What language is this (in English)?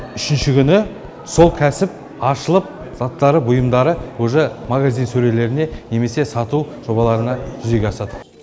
Kazakh